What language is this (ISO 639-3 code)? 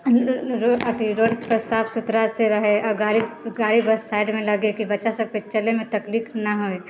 mai